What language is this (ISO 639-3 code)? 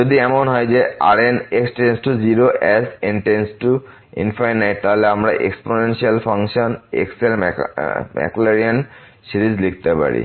ben